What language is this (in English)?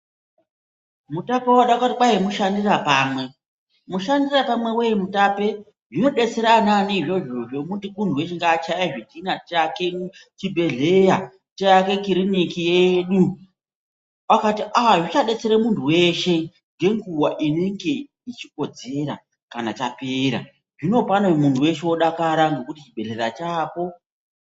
Ndau